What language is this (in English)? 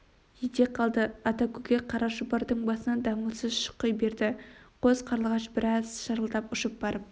Kazakh